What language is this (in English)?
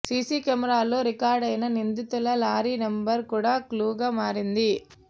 Telugu